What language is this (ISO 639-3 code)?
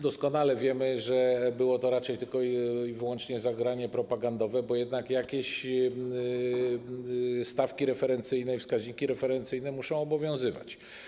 pol